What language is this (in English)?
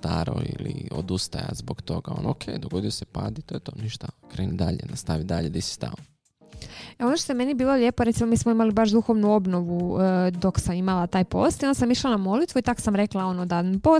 Croatian